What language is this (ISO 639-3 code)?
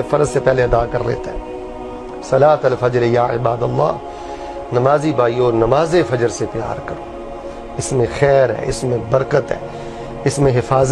urd